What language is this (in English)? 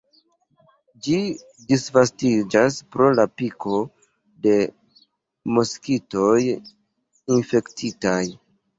Esperanto